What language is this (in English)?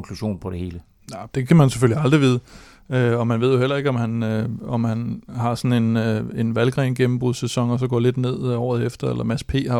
Danish